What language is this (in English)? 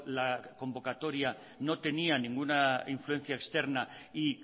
Spanish